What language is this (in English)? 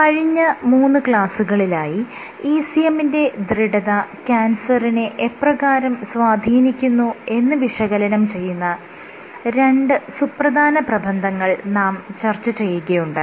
Malayalam